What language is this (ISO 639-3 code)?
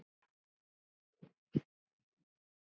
isl